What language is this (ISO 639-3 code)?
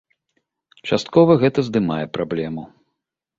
bel